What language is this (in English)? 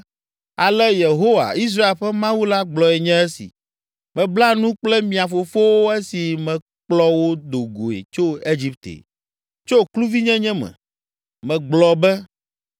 Ewe